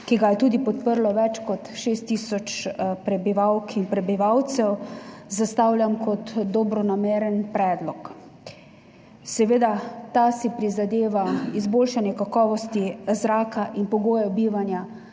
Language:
Slovenian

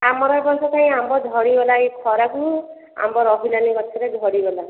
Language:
Odia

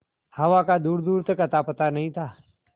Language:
Hindi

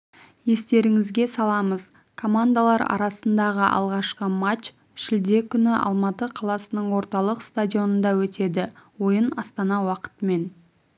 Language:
Kazakh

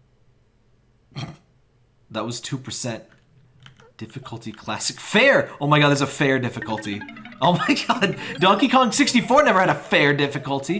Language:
English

